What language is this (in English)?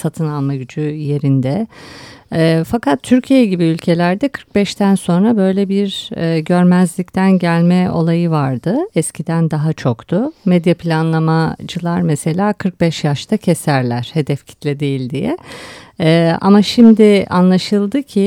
Turkish